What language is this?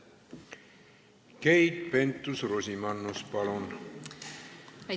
Estonian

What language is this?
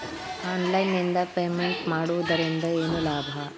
Kannada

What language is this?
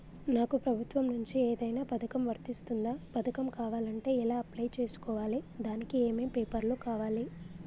Telugu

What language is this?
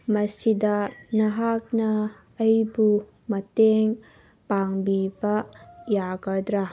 Manipuri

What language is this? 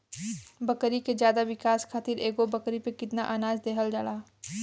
Bhojpuri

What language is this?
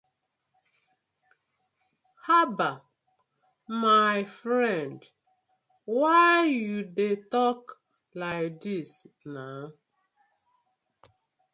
Nigerian Pidgin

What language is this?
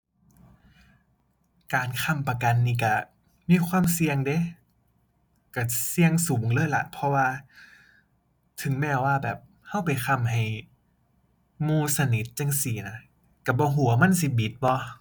Thai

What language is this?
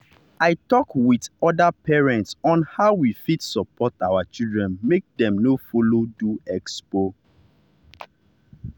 Nigerian Pidgin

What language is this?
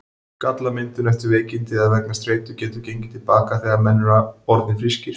Icelandic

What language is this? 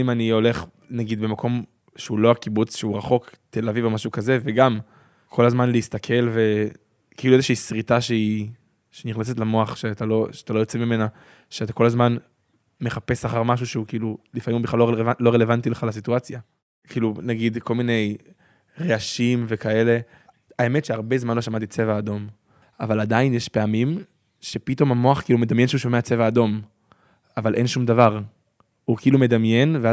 Hebrew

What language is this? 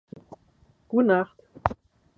Western Frisian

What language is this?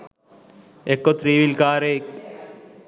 Sinhala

